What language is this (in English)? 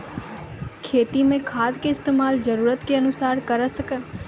Maithili